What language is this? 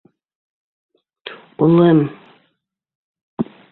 Bashkir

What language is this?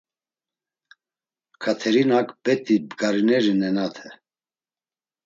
Laz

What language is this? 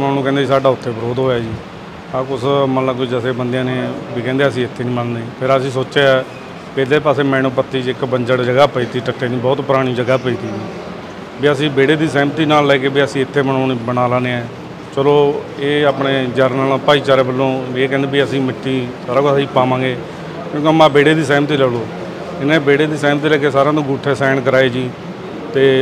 Hindi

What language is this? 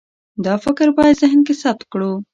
Pashto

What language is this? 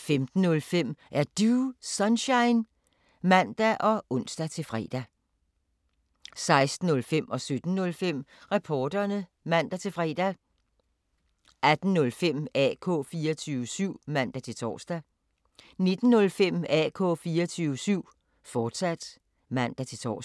Danish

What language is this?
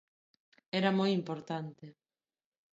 Galician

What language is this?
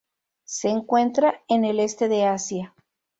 Spanish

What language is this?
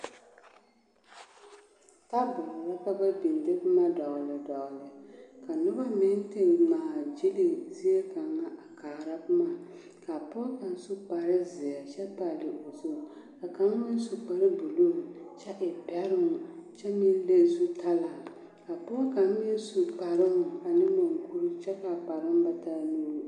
Southern Dagaare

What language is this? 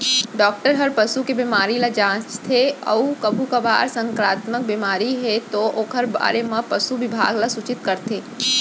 Chhattisgarhi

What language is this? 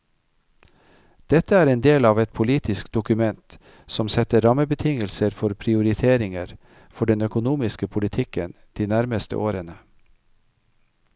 Norwegian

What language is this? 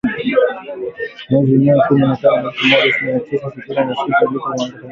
Swahili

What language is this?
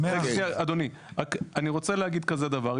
Hebrew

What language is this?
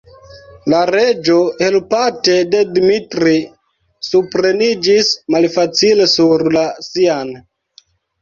Esperanto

